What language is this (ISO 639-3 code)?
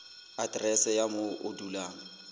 sot